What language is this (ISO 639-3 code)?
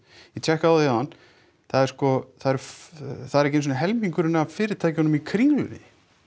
isl